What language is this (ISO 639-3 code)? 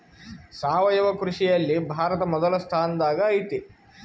kan